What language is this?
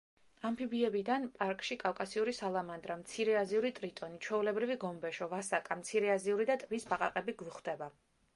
Georgian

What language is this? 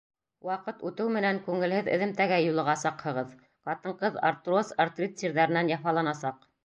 Bashkir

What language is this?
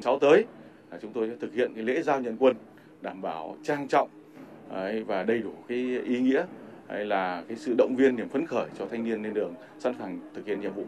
Vietnamese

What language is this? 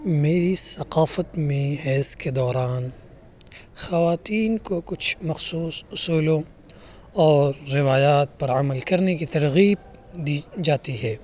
Urdu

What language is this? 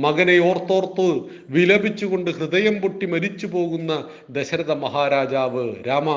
Malayalam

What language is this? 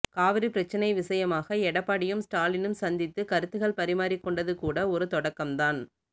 Tamil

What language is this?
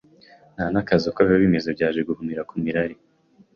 Kinyarwanda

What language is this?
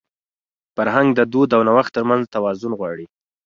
Pashto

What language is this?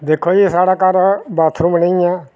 Dogri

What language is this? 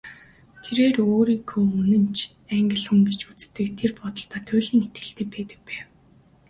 Mongolian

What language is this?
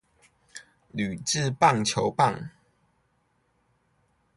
Chinese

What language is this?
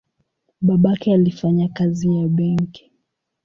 Swahili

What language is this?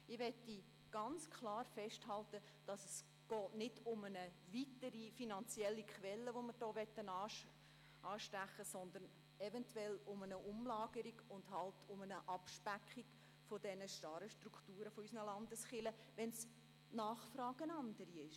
Swiss German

